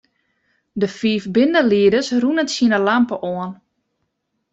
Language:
Western Frisian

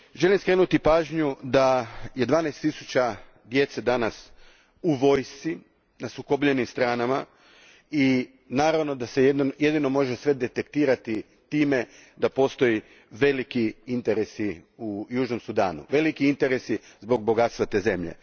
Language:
Croatian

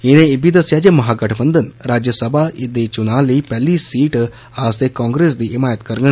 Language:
Dogri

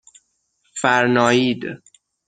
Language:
Persian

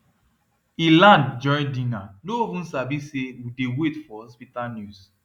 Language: Nigerian Pidgin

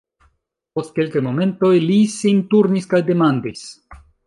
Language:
Esperanto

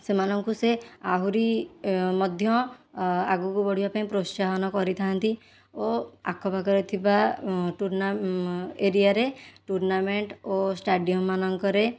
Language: Odia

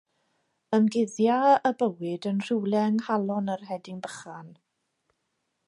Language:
Welsh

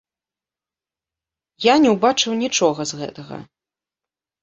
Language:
Belarusian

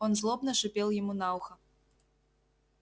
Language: Russian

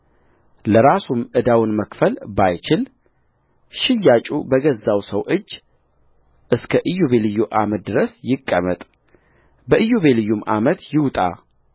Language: Amharic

